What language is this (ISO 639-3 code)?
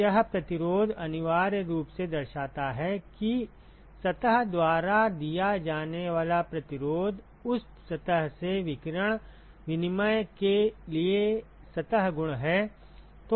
hin